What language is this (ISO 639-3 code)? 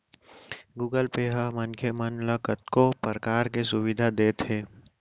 hne